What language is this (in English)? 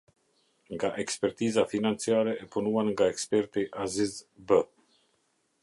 Albanian